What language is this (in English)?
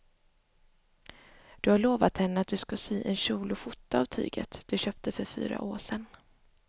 Swedish